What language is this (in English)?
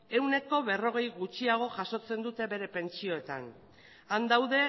Basque